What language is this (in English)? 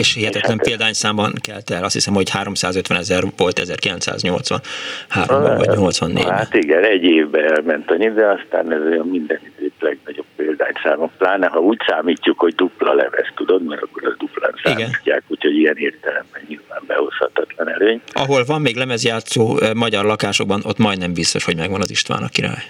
Hungarian